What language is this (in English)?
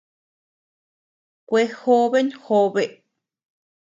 Tepeuxila Cuicatec